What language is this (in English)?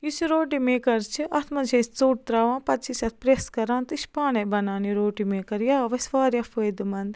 Kashmiri